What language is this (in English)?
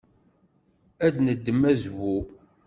Kabyle